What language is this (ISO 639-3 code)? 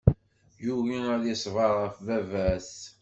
kab